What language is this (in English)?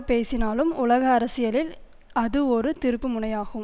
Tamil